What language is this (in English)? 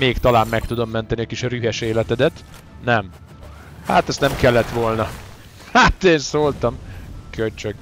Hungarian